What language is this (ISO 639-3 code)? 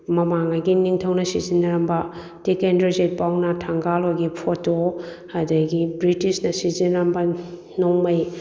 mni